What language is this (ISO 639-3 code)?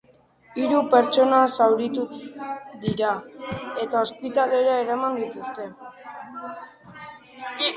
eus